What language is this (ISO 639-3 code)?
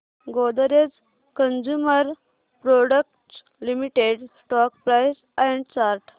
mar